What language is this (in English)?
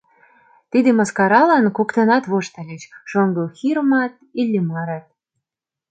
Mari